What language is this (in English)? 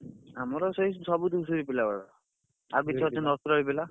Odia